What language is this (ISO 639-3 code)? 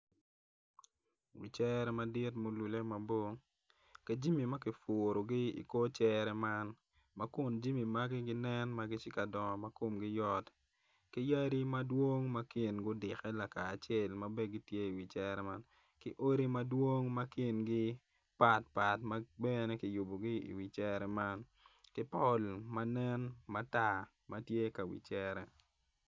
ach